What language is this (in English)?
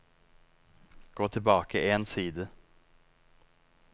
Norwegian